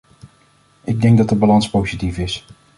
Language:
Dutch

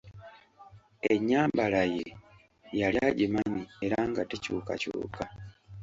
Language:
Ganda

